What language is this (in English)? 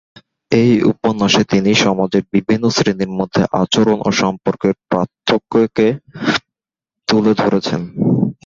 Bangla